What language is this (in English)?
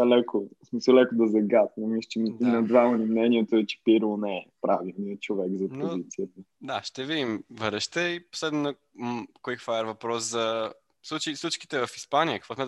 Bulgarian